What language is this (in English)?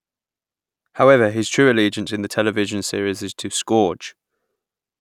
English